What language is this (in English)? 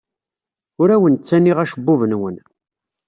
Kabyle